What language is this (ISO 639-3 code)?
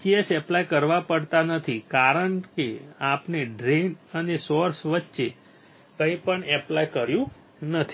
guj